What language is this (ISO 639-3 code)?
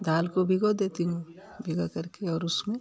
hin